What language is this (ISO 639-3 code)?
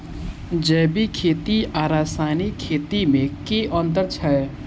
mai